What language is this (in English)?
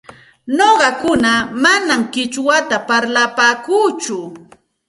Santa Ana de Tusi Pasco Quechua